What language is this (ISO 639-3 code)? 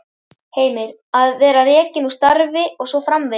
isl